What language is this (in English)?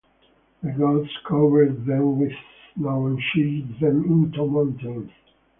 English